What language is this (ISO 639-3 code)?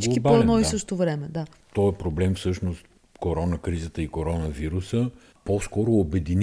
bul